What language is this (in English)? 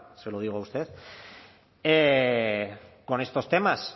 Spanish